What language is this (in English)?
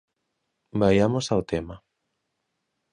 Galician